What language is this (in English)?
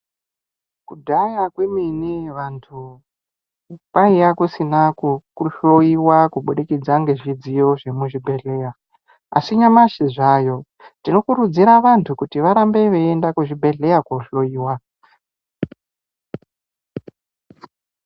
Ndau